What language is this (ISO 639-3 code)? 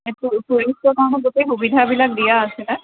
asm